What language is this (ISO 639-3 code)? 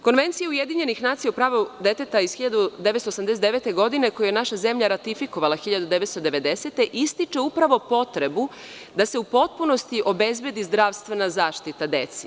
srp